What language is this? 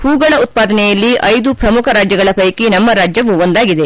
Kannada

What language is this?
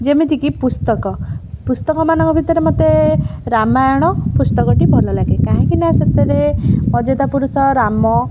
Odia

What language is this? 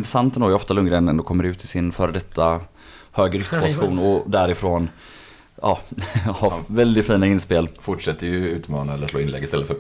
Swedish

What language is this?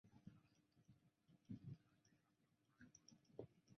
Chinese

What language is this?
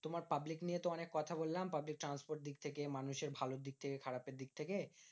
Bangla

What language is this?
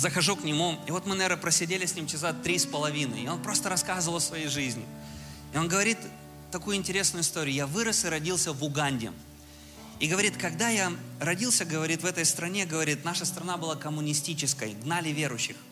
Russian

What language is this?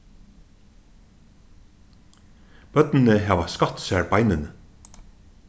Faroese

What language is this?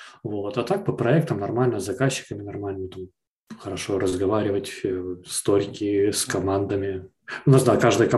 Russian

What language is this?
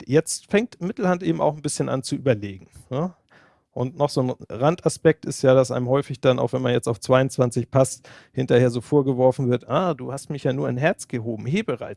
German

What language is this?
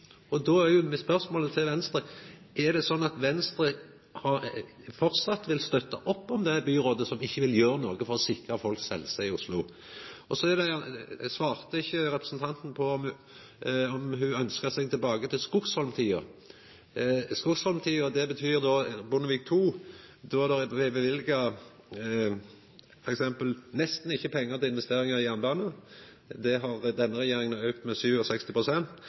Norwegian Nynorsk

